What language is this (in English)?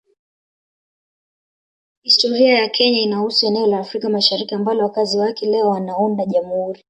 Swahili